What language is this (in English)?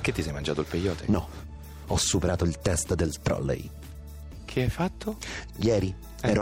Italian